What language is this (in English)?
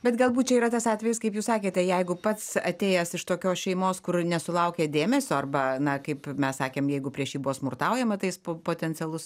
Lithuanian